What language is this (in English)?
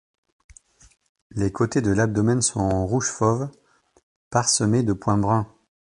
French